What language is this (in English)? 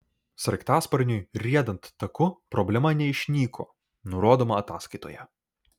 Lithuanian